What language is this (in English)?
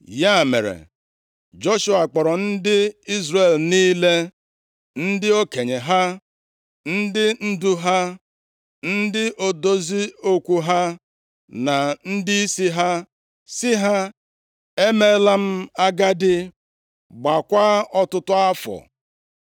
Igbo